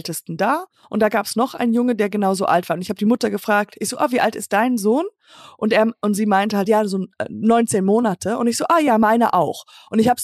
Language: German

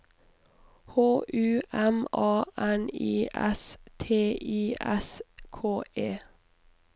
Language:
Norwegian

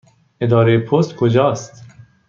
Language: Persian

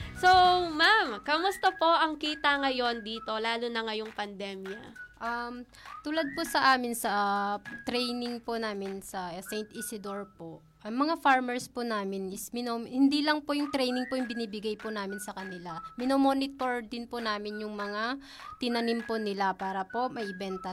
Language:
Filipino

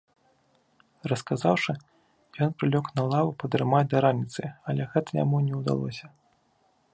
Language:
Belarusian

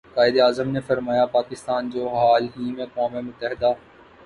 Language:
Urdu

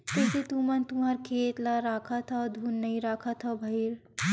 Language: Chhattisgarhi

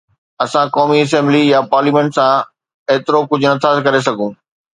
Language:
Sindhi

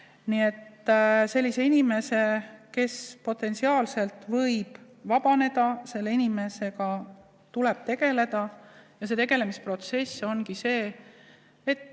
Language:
Estonian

